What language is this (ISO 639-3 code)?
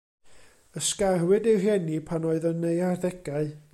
cym